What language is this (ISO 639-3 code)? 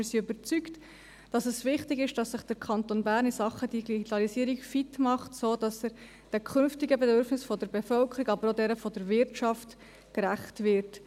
gsw